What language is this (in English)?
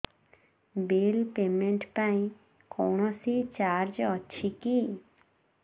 Odia